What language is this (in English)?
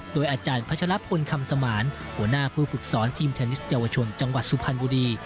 Thai